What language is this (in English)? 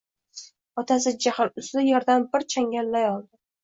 Uzbek